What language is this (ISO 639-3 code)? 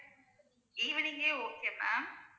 tam